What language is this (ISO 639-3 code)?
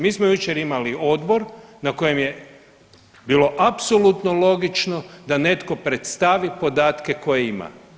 hrv